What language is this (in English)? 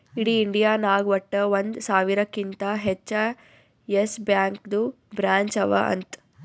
Kannada